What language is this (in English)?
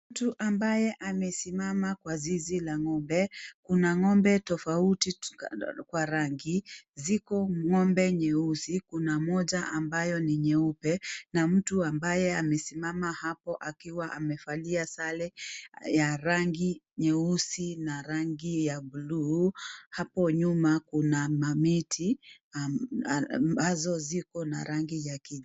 Swahili